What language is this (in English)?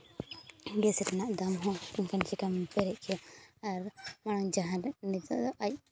Santali